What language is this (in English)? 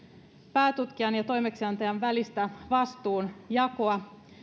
Finnish